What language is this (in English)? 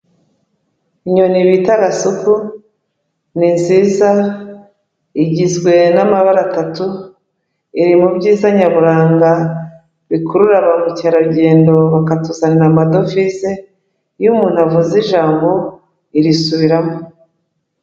Kinyarwanda